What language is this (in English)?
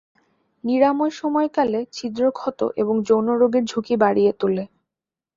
Bangla